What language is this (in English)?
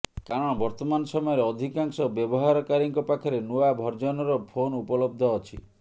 Odia